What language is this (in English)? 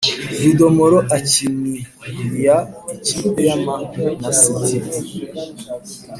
Kinyarwanda